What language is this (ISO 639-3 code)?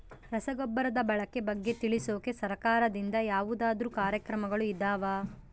kan